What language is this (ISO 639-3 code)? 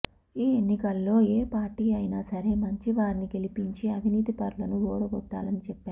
tel